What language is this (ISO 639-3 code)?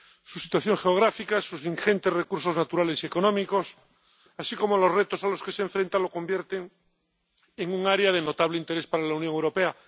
spa